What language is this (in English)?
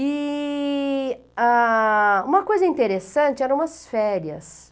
Portuguese